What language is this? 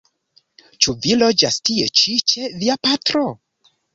Esperanto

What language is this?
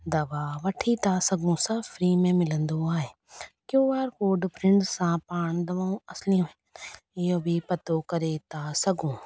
Sindhi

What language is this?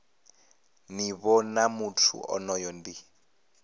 Venda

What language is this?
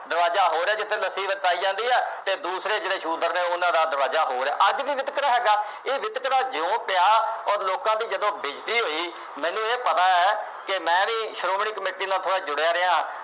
Punjabi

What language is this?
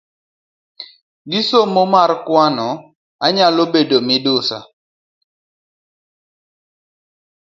Luo (Kenya and Tanzania)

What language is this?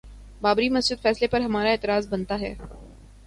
Urdu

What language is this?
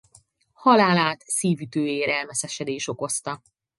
Hungarian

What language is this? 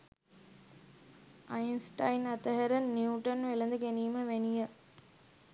Sinhala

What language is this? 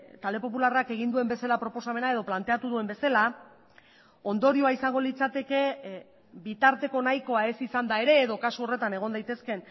Basque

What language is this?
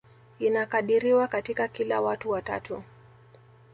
Swahili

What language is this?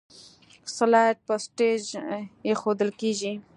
Pashto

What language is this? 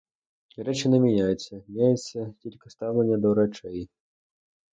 Ukrainian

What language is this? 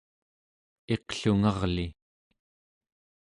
Central Yupik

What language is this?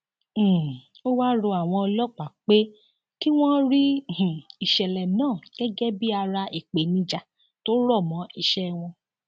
Yoruba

